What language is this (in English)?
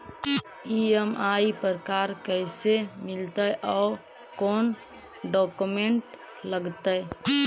Magahi